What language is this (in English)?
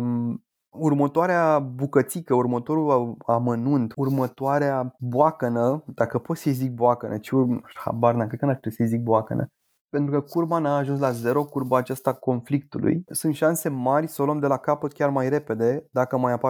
Romanian